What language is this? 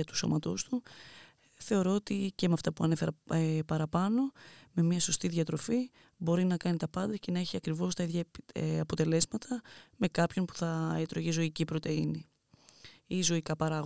Greek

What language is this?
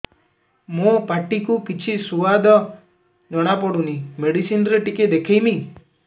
Odia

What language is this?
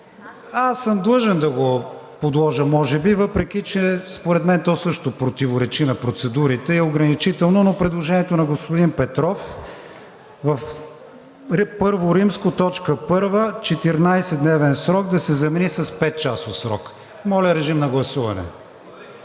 Bulgarian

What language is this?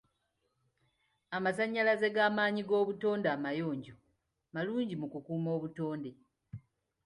Ganda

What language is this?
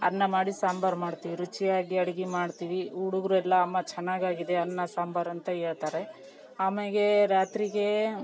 Kannada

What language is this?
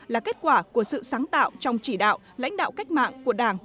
Vietnamese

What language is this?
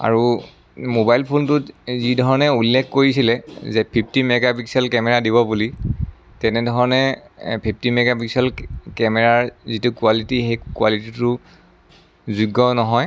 Assamese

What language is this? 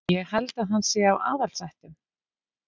Icelandic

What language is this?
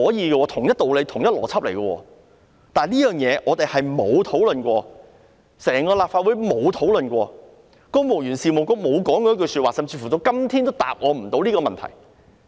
Cantonese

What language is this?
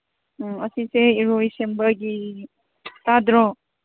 Manipuri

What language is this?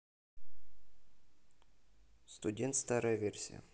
Russian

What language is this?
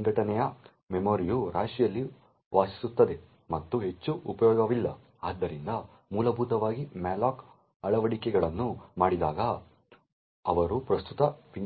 Kannada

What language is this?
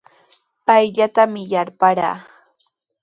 Sihuas Ancash Quechua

